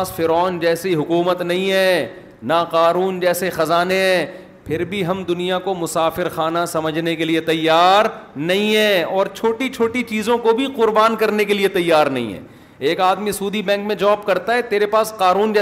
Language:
Urdu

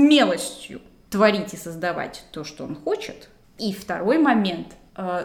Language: Russian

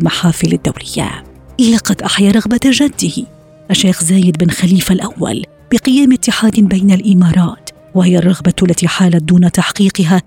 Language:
Arabic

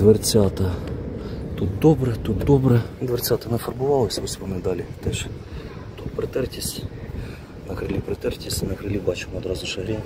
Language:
Ukrainian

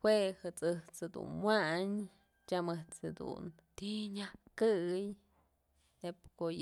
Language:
Mazatlán Mixe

